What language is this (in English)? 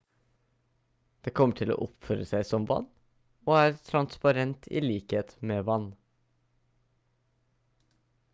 Norwegian Bokmål